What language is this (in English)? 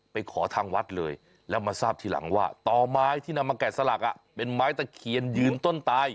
Thai